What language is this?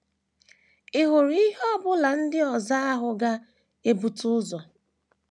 Igbo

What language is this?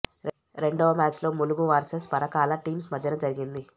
Telugu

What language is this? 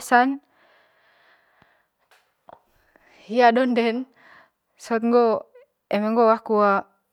Manggarai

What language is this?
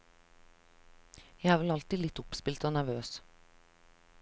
Norwegian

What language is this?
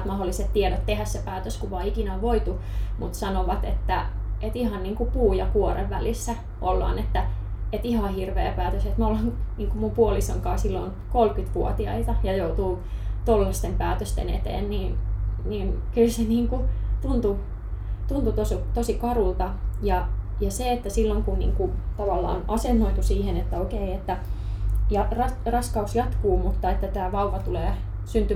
Finnish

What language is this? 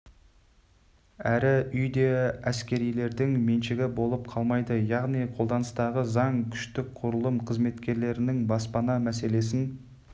Kazakh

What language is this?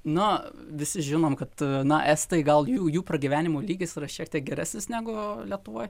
Lithuanian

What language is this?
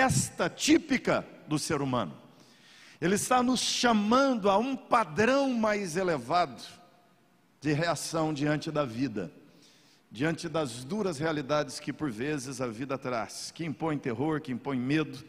Portuguese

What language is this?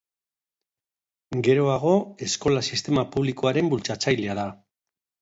Basque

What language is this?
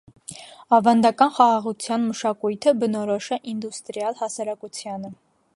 Armenian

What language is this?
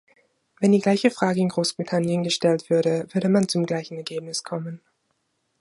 German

